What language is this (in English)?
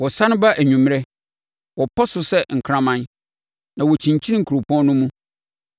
Akan